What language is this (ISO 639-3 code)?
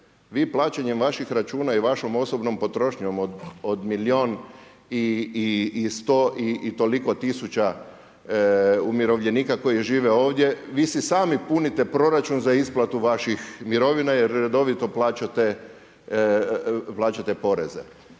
hrv